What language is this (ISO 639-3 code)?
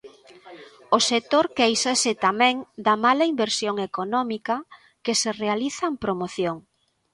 glg